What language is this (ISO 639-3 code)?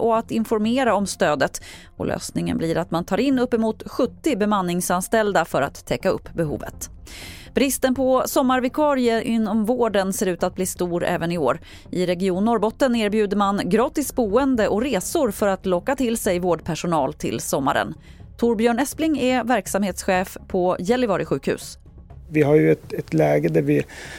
swe